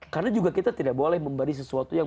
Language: Indonesian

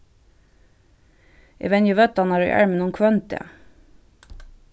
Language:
Faroese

